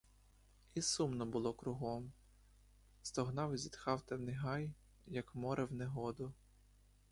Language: Ukrainian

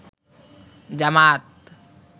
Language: Bangla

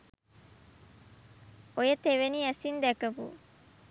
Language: Sinhala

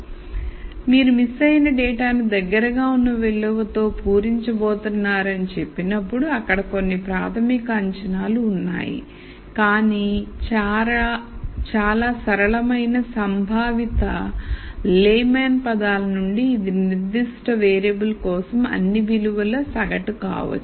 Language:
Telugu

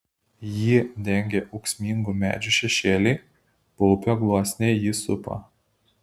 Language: Lithuanian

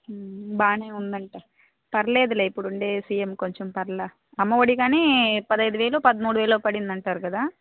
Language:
Telugu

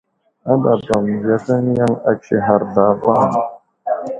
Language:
Wuzlam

